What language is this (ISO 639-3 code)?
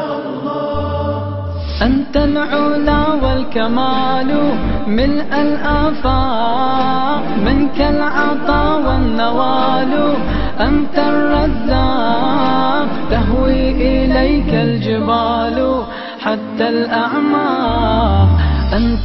ara